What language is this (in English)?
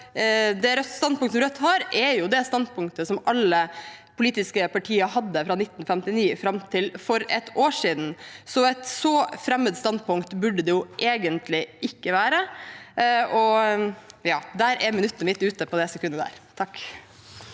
Norwegian